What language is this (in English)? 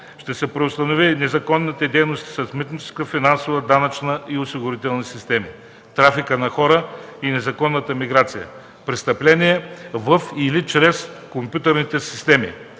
Bulgarian